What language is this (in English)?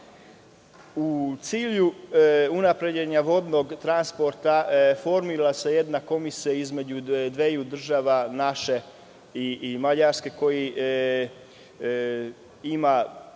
Serbian